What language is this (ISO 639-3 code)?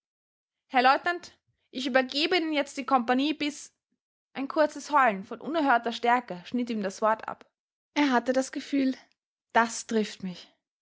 deu